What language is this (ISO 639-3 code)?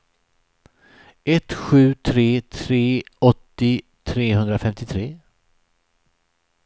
swe